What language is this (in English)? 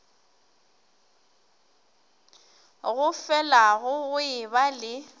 Northern Sotho